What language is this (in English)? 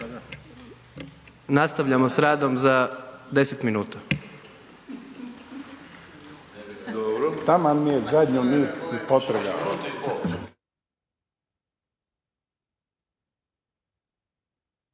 Croatian